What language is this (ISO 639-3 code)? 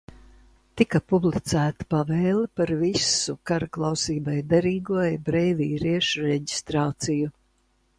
lav